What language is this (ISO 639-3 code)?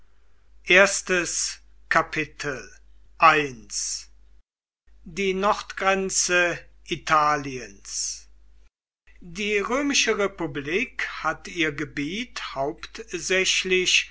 deu